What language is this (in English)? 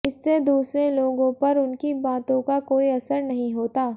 Hindi